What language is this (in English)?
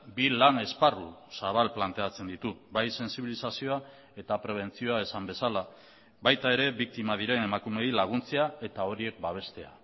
Basque